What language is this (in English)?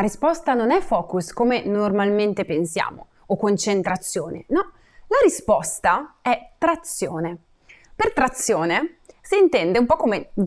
Italian